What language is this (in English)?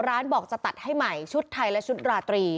Thai